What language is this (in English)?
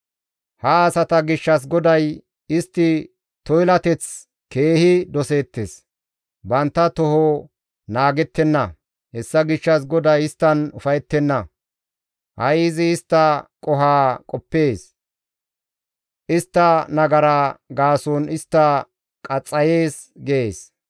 Gamo